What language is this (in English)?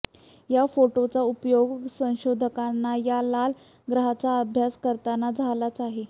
Marathi